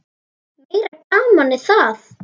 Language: Icelandic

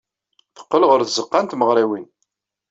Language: Kabyle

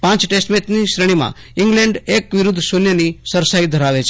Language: Gujarati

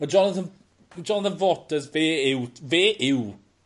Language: Welsh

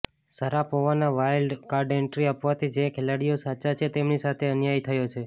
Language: Gujarati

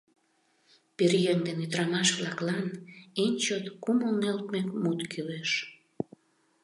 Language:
Mari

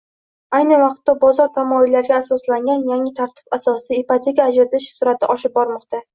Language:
Uzbek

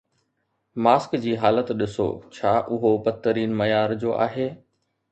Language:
Sindhi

